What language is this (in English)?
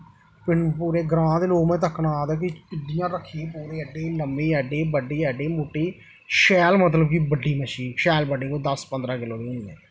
Dogri